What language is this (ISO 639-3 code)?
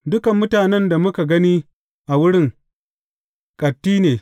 hau